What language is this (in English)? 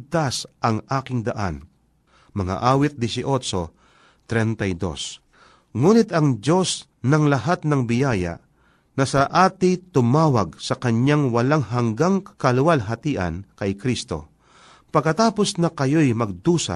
Filipino